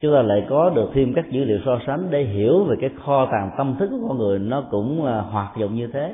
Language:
Vietnamese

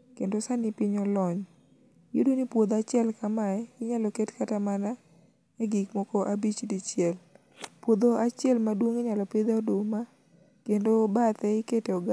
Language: Luo (Kenya and Tanzania)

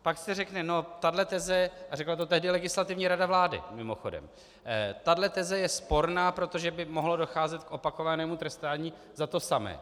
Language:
Czech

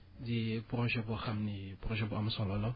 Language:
Wolof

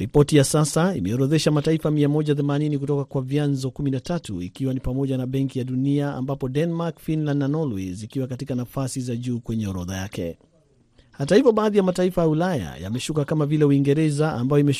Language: Swahili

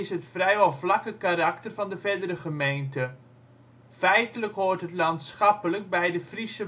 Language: Dutch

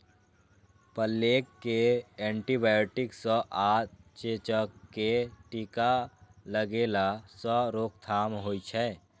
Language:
Maithili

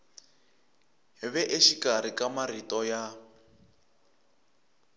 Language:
Tsonga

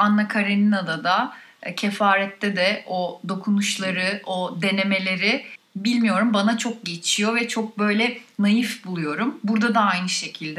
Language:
Turkish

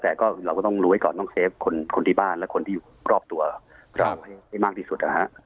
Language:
Thai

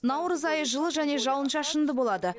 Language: Kazakh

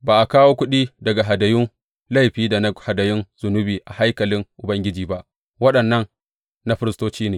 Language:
Hausa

